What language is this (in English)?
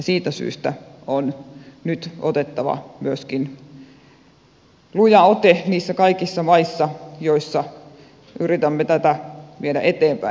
Finnish